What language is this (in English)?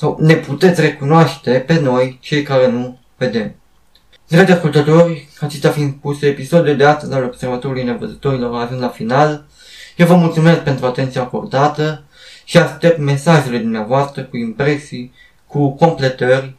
Romanian